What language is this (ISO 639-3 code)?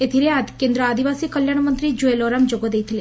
ori